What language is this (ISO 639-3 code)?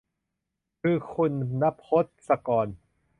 tha